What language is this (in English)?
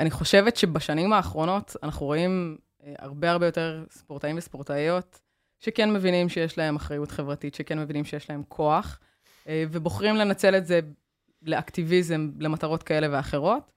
Hebrew